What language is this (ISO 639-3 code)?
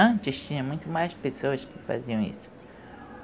por